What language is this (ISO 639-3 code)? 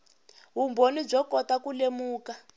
tso